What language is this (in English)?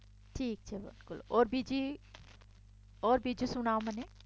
Gujarati